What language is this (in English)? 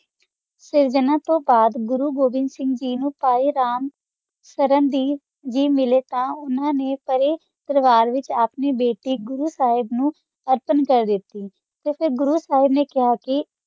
Punjabi